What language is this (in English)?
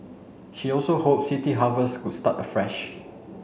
English